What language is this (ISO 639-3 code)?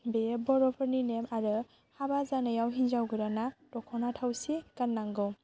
brx